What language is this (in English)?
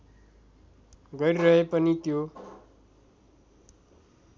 Nepali